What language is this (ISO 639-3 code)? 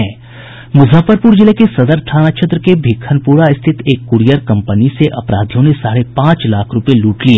hin